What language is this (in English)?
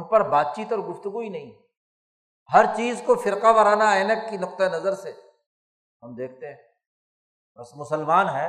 Urdu